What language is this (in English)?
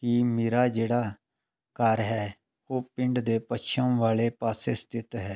Punjabi